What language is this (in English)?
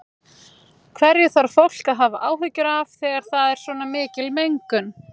Icelandic